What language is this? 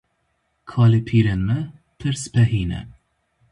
Kurdish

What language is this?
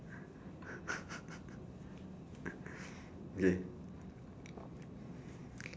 English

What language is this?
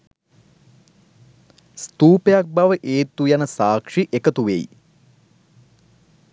Sinhala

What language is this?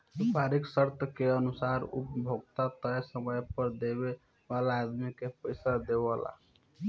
Bhojpuri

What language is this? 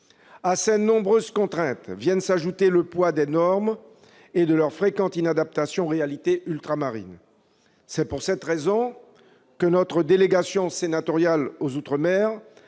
French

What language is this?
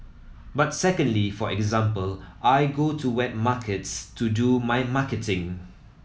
English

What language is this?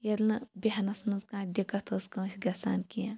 Kashmiri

